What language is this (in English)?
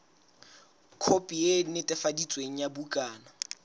Southern Sotho